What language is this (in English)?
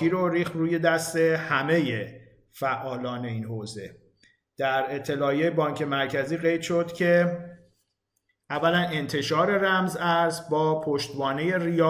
Persian